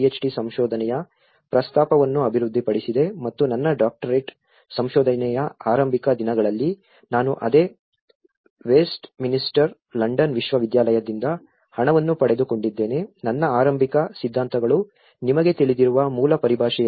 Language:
Kannada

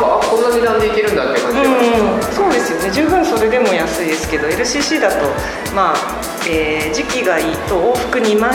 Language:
Japanese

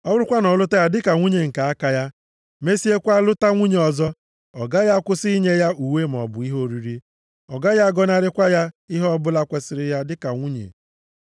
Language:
Igbo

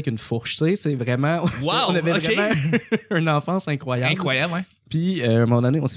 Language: French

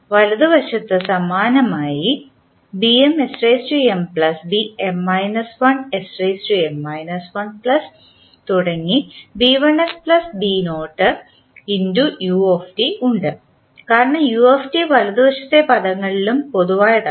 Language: Malayalam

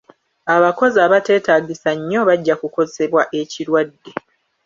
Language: Ganda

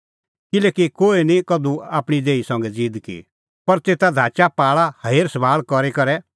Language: Kullu Pahari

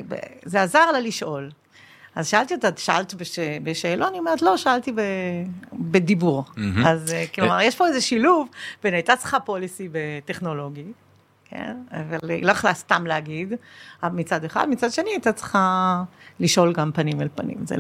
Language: Hebrew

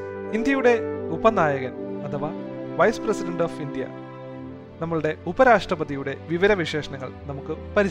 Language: Malayalam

